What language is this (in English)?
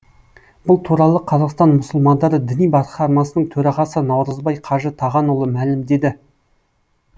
Kazakh